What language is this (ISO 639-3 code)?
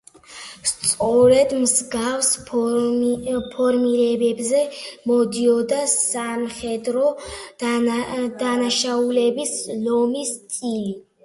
kat